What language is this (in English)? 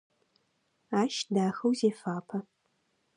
Adyghe